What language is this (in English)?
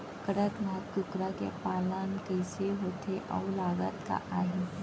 Chhattisgarhi